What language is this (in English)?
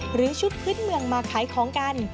Thai